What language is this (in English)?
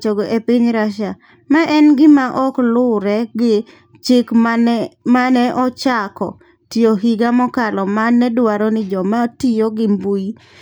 Luo (Kenya and Tanzania)